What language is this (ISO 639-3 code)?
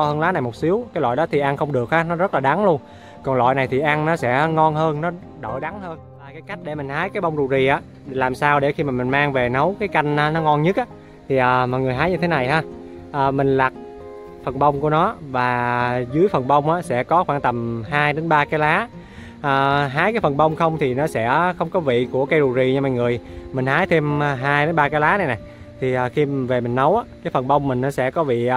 vie